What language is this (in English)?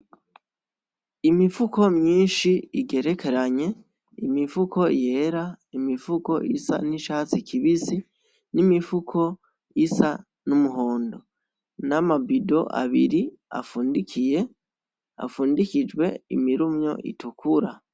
Rundi